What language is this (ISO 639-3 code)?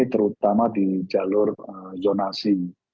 ind